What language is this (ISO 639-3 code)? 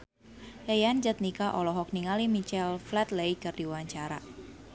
sun